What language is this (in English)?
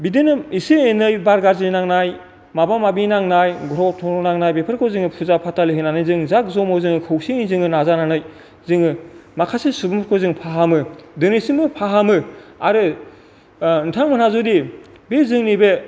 Bodo